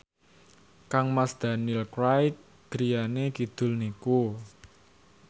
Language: Javanese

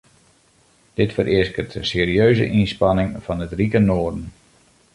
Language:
Western Frisian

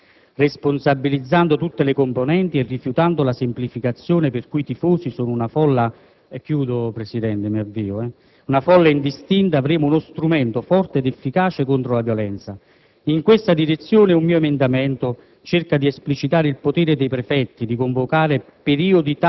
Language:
Italian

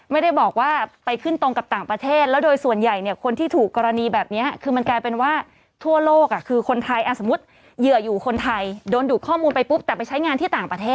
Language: Thai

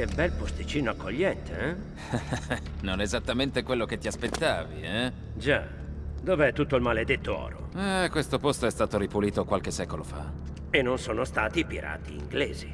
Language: Italian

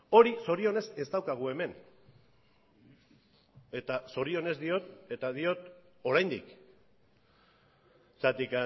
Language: Basque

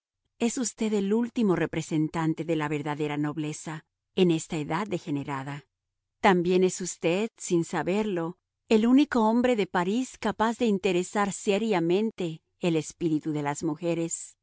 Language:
Spanish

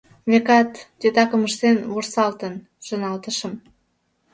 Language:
Mari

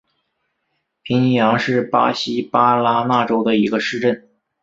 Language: Chinese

